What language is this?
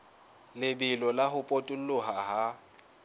Southern Sotho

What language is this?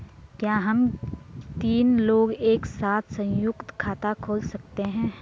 Hindi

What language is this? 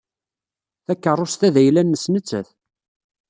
Kabyle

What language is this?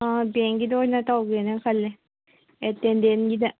Manipuri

